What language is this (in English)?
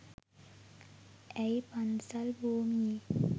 Sinhala